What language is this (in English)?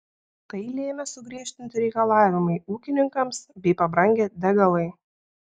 Lithuanian